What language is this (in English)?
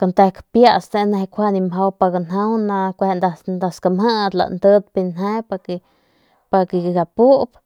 Northern Pame